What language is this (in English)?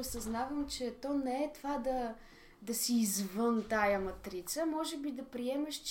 Bulgarian